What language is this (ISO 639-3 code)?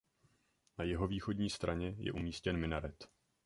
ces